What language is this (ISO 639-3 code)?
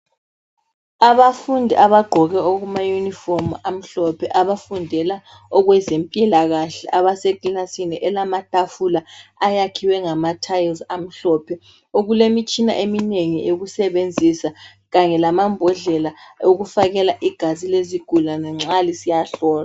nde